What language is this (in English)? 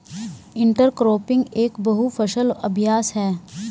Hindi